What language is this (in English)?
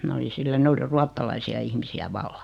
Finnish